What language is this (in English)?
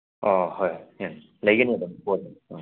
Manipuri